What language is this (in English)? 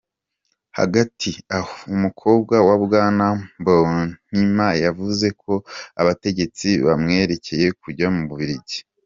Kinyarwanda